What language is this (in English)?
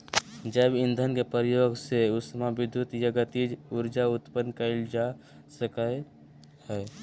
Magahi